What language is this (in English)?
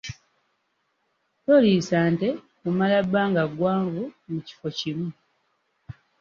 Ganda